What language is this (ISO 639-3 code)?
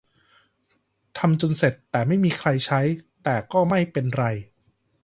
tha